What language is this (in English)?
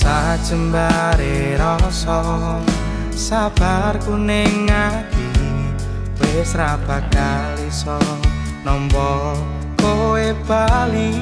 Indonesian